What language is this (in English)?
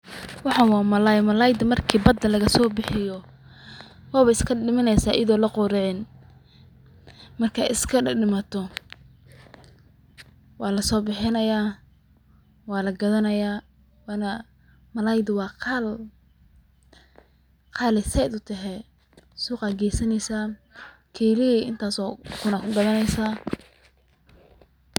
Somali